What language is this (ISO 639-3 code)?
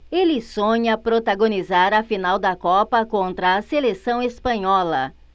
por